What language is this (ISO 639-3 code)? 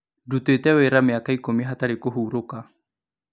kik